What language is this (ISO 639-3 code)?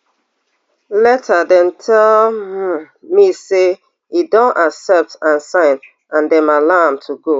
pcm